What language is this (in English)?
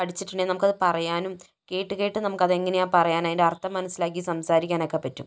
Malayalam